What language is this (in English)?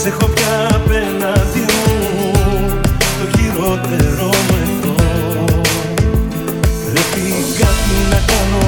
Greek